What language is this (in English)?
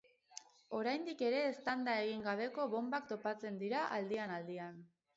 Basque